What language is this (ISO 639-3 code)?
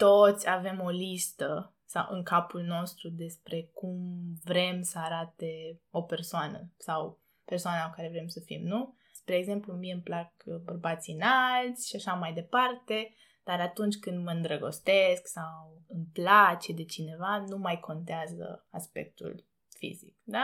ron